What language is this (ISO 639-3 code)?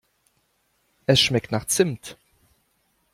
deu